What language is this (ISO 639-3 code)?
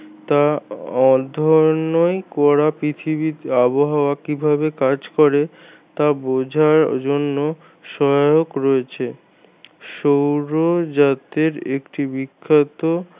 ben